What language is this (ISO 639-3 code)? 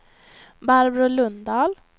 swe